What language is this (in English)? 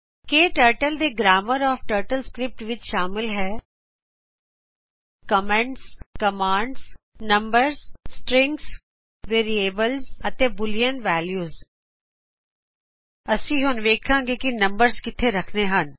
Punjabi